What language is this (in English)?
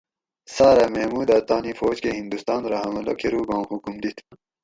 Gawri